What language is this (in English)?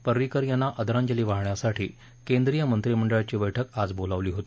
Marathi